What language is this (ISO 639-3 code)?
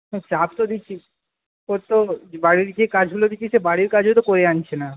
ben